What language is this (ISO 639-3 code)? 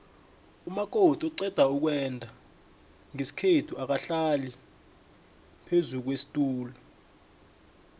nbl